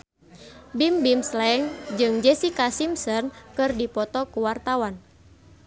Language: Sundanese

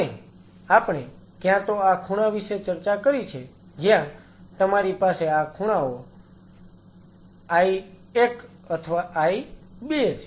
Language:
Gujarati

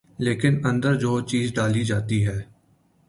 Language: Urdu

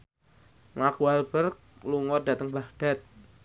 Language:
Javanese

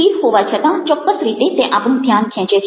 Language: Gujarati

